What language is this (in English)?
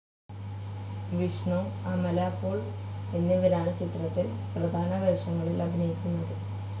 Malayalam